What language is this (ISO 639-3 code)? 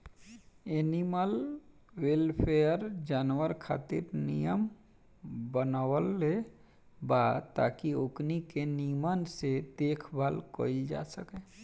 bho